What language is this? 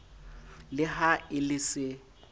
Southern Sotho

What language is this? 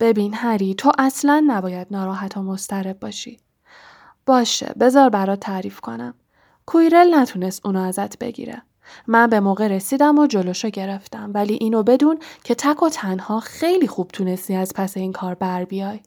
Persian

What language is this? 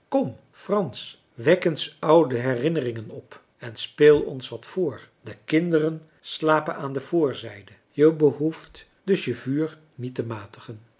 Dutch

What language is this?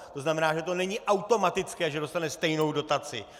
Czech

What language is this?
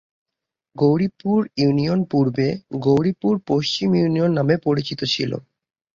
Bangla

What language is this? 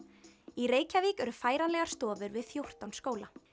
Icelandic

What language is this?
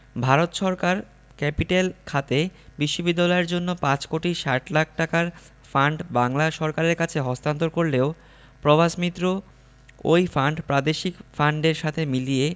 Bangla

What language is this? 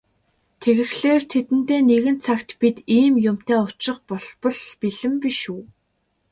Mongolian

